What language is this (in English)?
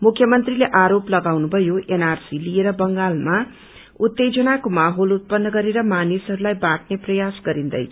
Nepali